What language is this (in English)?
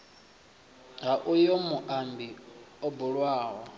Venda